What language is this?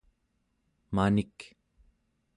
Central Yupik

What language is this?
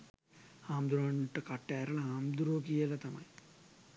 Sinhala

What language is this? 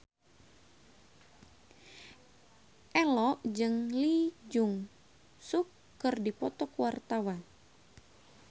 Sundanese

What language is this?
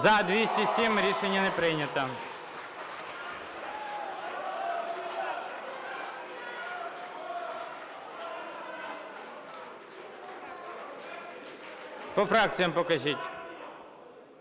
Ukrainian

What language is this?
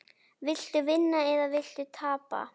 Icelandic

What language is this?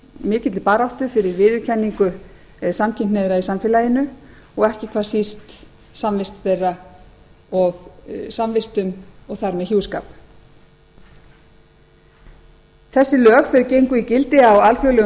Icelandic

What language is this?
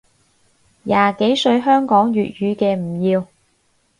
Cantonese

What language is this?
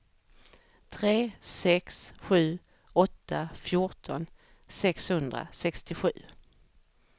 Swedish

